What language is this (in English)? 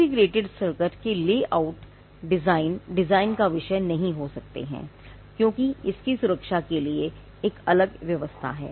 Hindi